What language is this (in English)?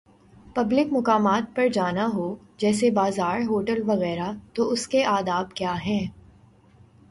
Urdu